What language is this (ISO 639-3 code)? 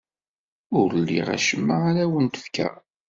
kab